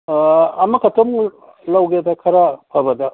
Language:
Manipuri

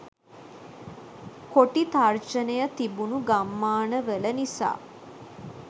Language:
Sinhala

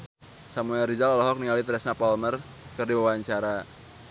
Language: Sundanese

